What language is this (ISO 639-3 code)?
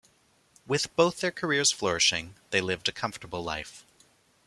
eng